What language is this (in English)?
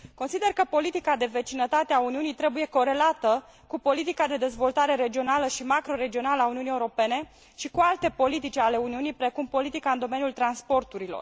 Romanian